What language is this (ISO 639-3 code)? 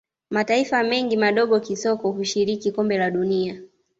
swa